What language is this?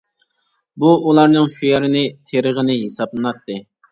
Uyghur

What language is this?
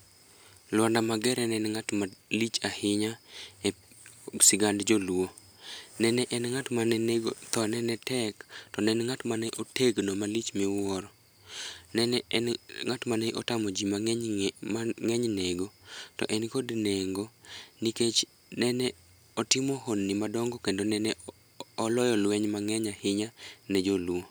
Luo (Kenya and Tanzania)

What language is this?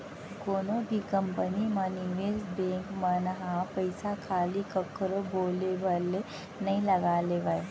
Chhattisgarhi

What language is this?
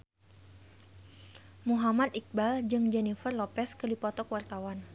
Sundanese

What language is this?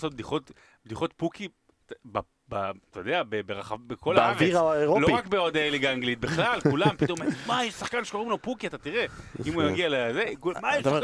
Hebrew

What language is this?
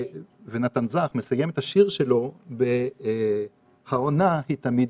Hebrew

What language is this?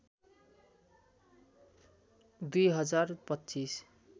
Nepali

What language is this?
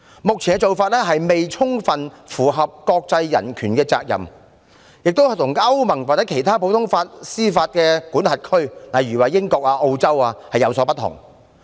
Cantonese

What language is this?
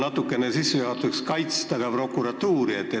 Estonian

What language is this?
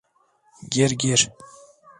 Turkish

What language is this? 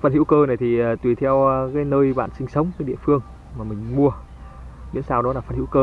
Vietnamese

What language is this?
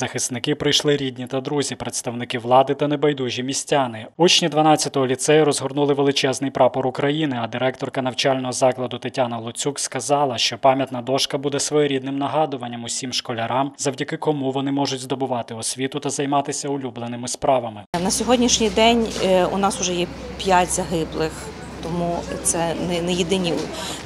Ukrainian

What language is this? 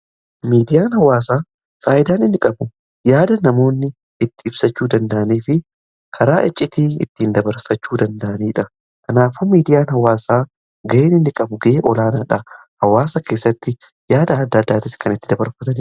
Oromo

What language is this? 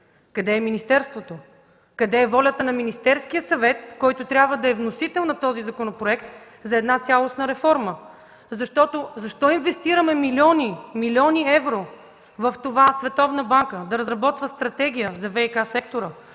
Bulgarian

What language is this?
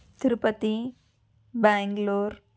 Telugu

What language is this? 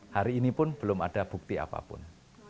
Indonesian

